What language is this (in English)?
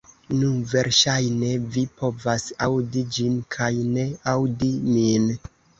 Esperanto